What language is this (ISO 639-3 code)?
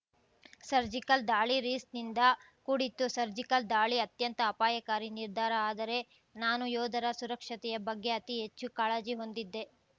kan